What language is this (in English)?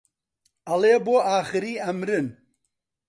Central Kurdish